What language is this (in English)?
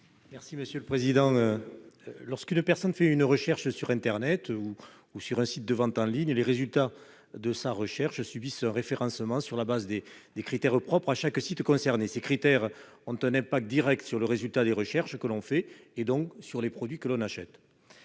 French